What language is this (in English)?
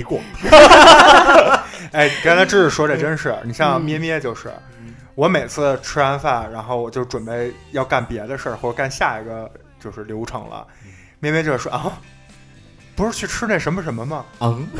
Chinese